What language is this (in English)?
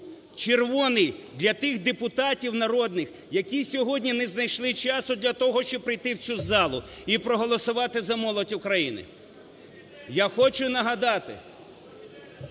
Ukrainian